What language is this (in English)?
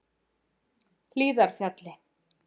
Icelandic